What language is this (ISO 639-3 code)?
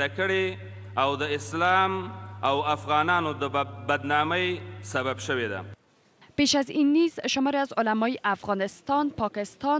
fas